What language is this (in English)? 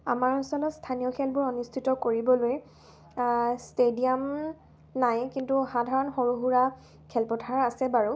Assamese